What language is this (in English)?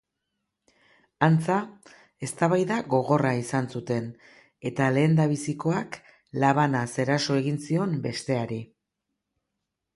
Basque